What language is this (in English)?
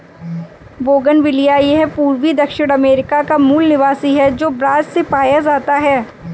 Hindi